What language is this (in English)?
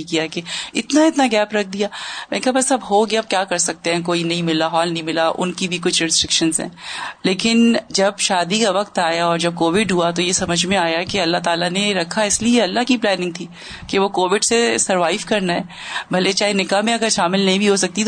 Urdu